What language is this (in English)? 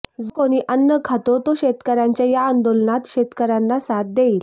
Marathi